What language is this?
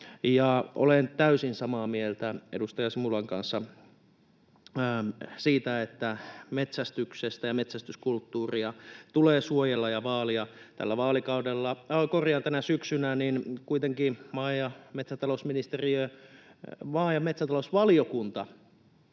Finnish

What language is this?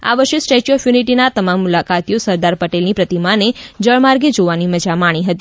Gujarati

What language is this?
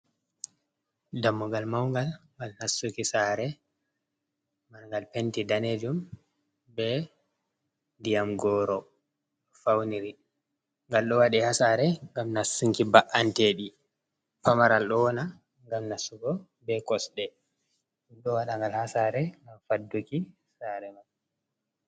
Fula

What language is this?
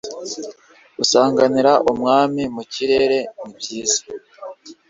Kinyarwanda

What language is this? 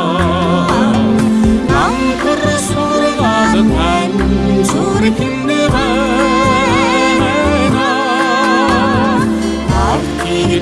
Korean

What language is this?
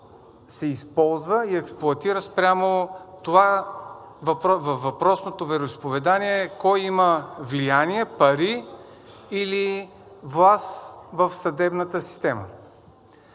Bulgarian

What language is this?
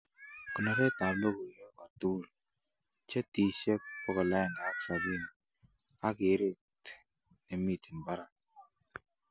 Kalenjin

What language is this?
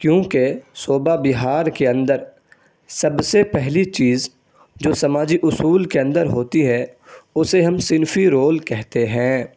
Urdu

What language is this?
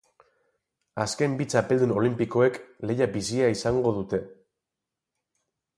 Basque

